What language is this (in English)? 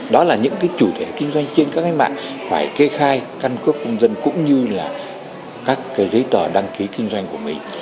Vietnamese